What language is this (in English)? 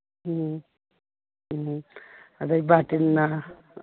Manipuri